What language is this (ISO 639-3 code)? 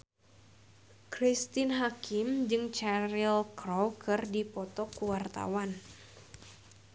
sun